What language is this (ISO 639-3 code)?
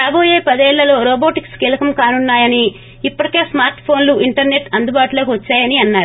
tel